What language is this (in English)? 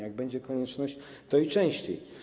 Polish